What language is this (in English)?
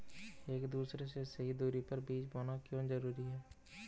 Hindi